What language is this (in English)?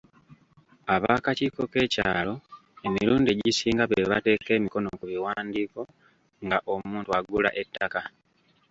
Ganda